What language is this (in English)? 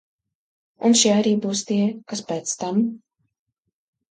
Latvian